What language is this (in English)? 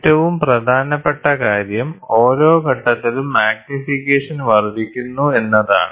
Malayalam